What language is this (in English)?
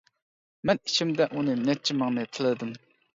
Uyghur